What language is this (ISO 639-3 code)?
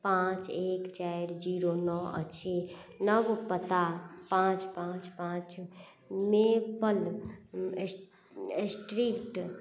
mai